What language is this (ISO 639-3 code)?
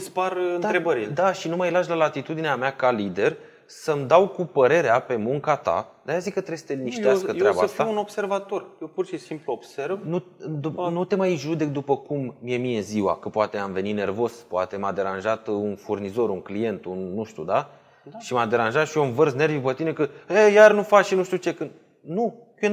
ron